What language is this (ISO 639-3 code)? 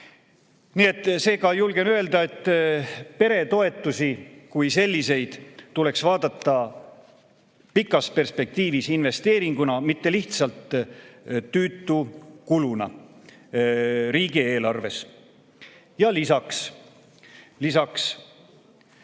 est